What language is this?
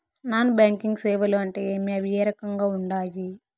Telugu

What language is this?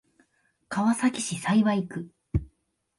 Japanese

